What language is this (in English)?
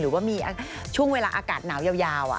Thai